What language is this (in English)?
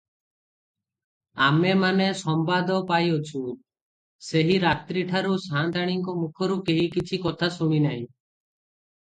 Odia